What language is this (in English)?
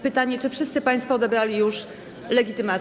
Polish